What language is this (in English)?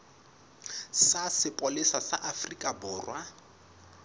Southern Sotho